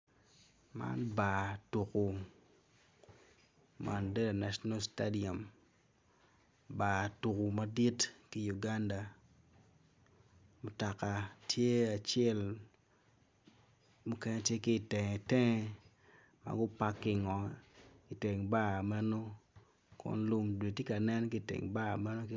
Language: Acoli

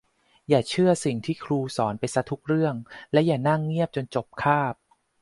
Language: Thai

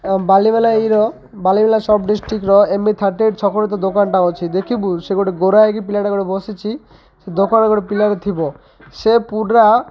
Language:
Odia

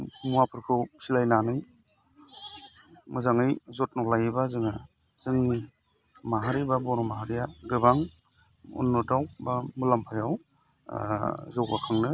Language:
Bodo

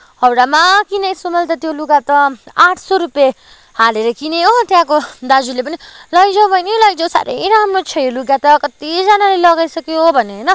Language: Nepali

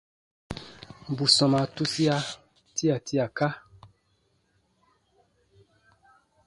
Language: Baatonum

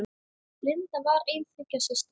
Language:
Icelandic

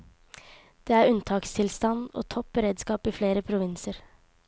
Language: Norwegian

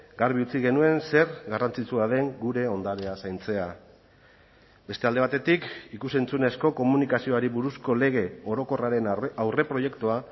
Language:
Basque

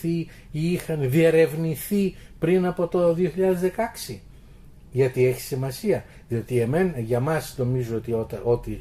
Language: Greek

